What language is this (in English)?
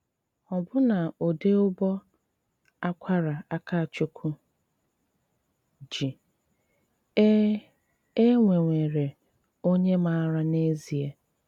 Igbo